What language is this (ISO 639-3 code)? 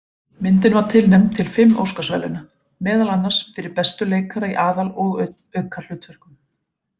isl